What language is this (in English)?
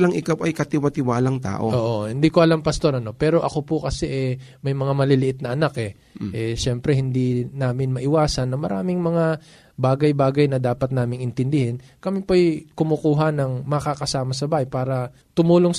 Filipino